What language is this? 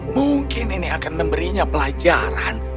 Indonesian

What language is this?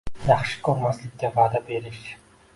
Uzbek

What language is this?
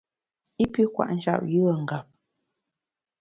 Bamun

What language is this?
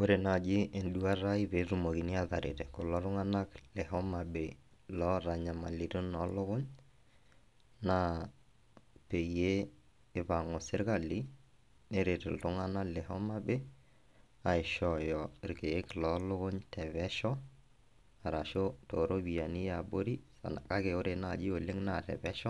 Masai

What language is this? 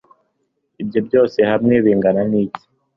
Kinyarwanda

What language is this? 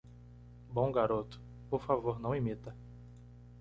Portuguese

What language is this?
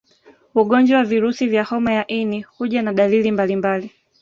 Swahili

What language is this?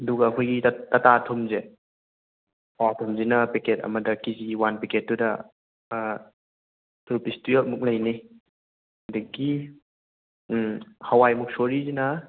Manipuri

